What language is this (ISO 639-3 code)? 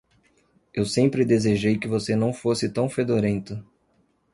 por